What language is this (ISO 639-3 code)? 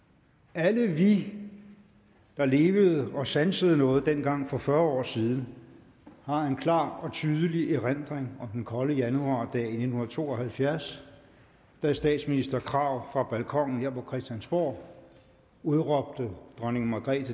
dan